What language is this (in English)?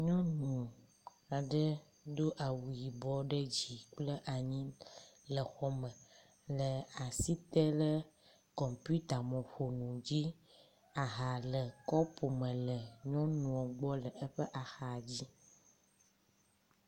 Ewe